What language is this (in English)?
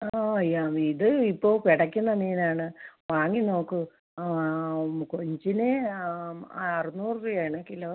Malayalam